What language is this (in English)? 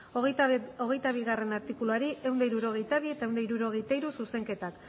Basque